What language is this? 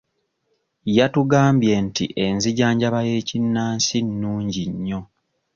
Ganda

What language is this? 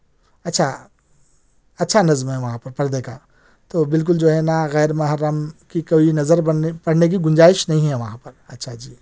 Urdu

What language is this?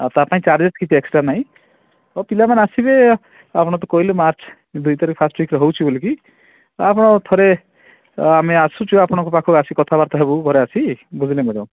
Odia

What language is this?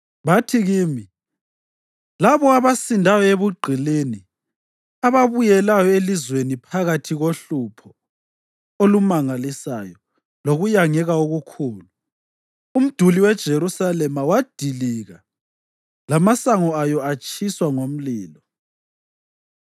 North Ndebele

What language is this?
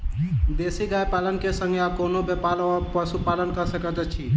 Maithili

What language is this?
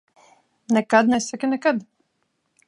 Latvian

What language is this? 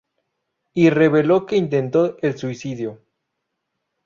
Spanish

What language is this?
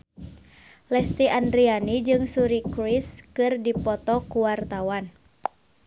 Sundanese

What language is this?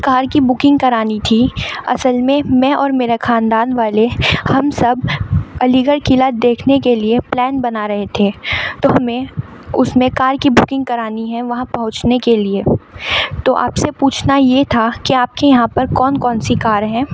Urdu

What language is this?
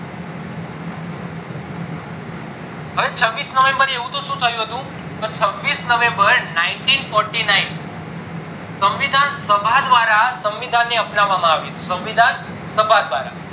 Gujarati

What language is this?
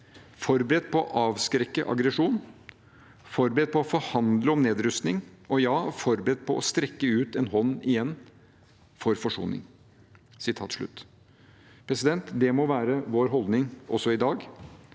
Norwegian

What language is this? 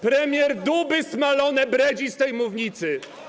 Polish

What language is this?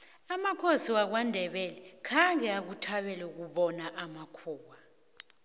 South Ndebele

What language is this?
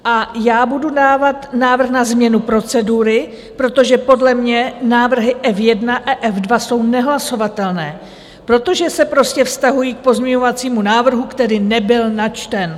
Czech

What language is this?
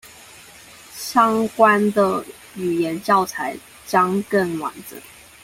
Chinese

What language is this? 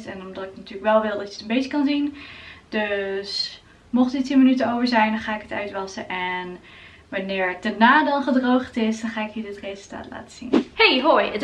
Dutch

